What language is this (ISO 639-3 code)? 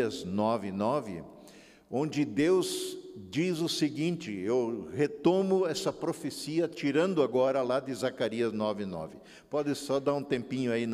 por